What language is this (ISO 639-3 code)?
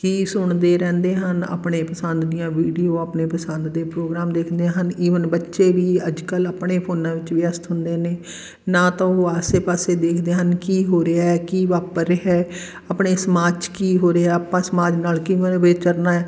pan